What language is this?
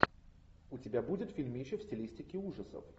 Russian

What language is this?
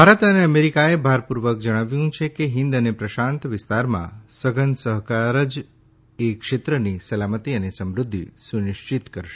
Gujarati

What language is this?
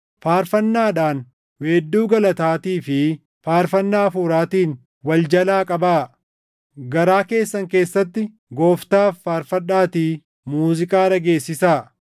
Oromo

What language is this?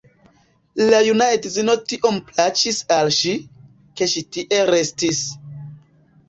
Esperanto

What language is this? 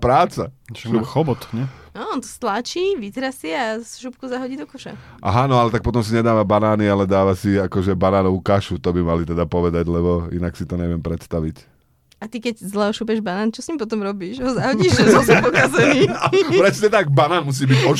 Slovak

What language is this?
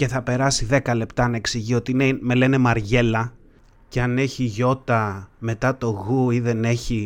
Greek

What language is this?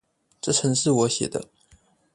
Chinese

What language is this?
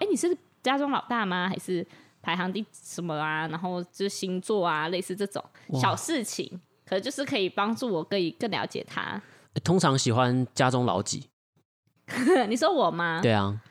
Chinese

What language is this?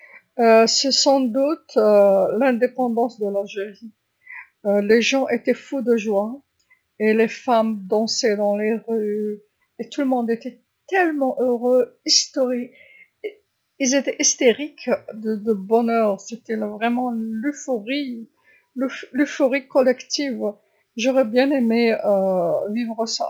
Algerian Arabic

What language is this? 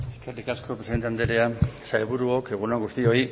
Basque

